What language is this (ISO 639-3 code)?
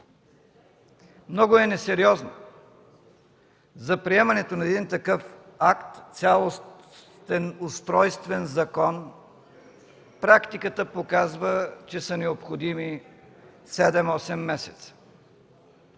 bul